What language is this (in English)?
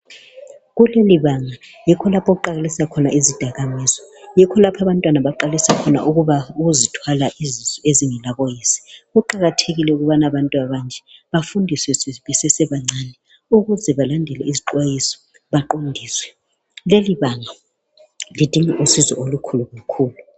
North Ndebele